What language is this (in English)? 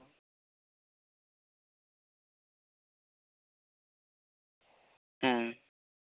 Santali